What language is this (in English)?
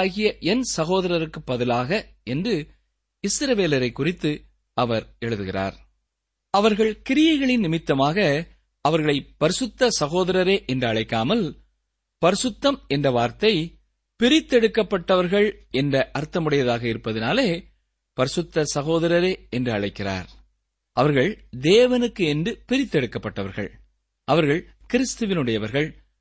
Tamil